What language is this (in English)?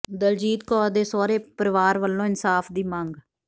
Punjabi